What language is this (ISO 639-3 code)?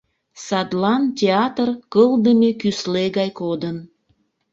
chm